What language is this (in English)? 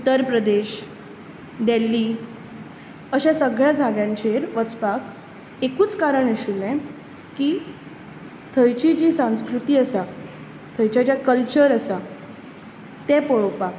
Konkani